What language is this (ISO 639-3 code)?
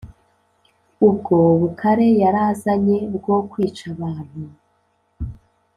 kin